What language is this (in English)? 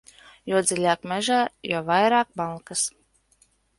Latvian